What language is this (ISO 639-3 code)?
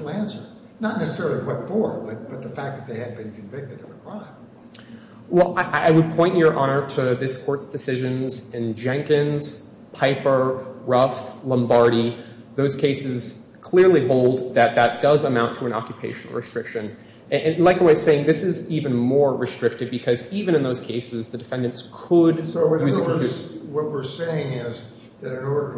eng